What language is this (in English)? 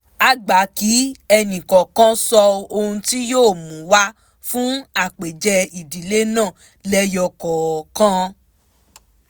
Yoruba